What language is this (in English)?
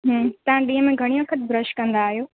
Sindhi